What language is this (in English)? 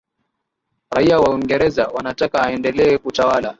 Swahili